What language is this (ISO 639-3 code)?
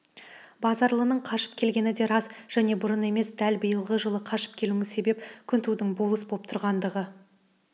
kaz